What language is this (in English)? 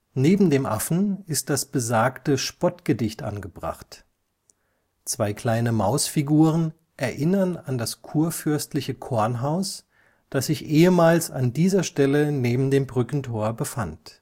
German